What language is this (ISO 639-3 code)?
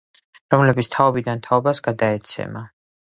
kat